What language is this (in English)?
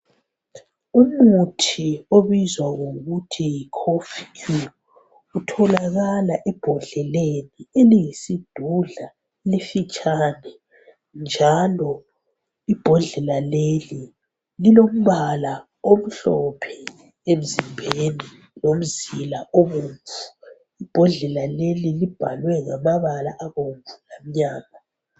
North Ndebele